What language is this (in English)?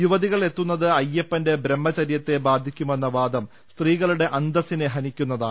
Malayalam